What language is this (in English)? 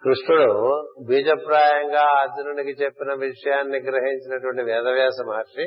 Telugu